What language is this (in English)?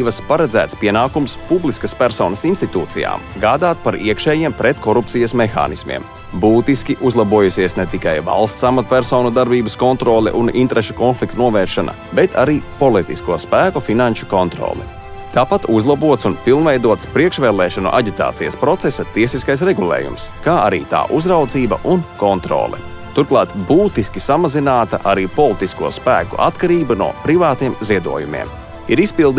Latvian